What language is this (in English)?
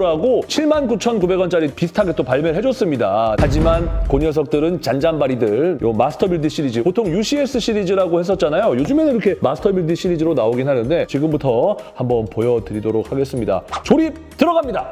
Korean